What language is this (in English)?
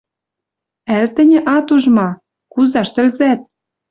Western Mari